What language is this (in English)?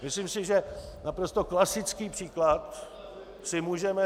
Czech